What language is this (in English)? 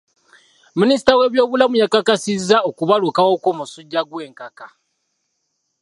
Ganda